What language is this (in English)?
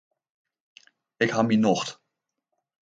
Western Frisian